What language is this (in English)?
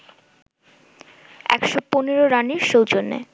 Bangla